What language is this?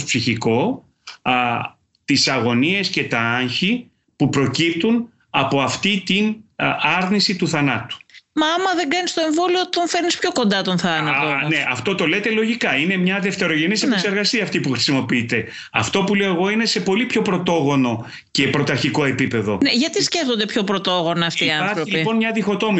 Greek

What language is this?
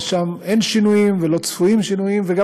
Hebrew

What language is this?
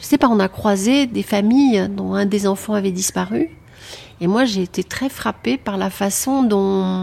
French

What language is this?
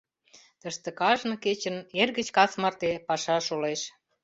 Mari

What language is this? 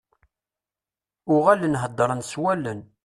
Kabyle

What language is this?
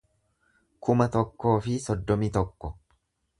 Oromo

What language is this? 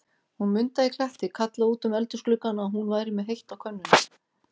Icelandic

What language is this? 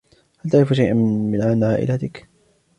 Arabic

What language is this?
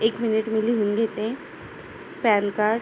Marathi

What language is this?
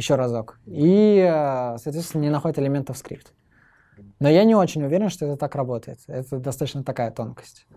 Russian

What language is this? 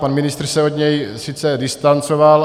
Czech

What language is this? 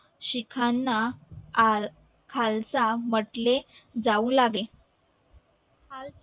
Marathi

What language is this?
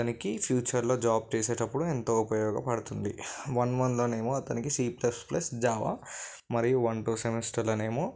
Telugu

